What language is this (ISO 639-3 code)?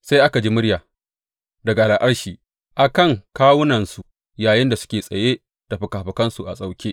hau